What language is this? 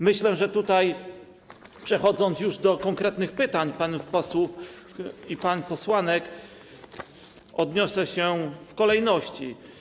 Polish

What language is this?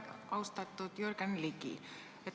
Estonian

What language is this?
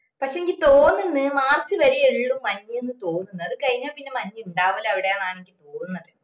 Malayalam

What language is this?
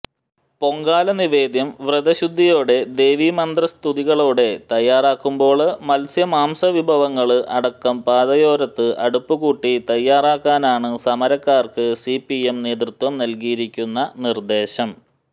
Malayalam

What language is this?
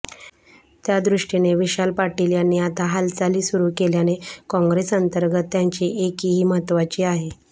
Marathi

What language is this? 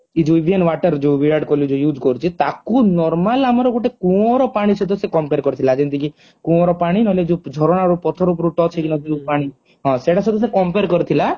Odia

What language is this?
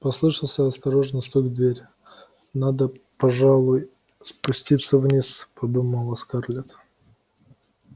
Russian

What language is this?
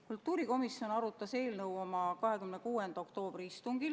Estonian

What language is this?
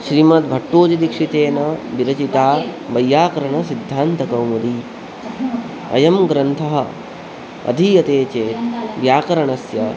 Sanskrit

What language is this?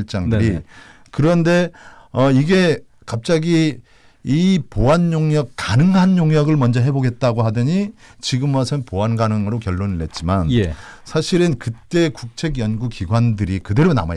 Korean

